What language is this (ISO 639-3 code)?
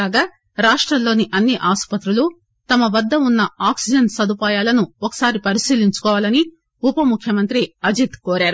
tel